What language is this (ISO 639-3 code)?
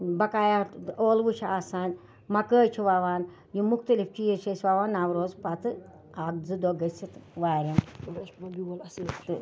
kas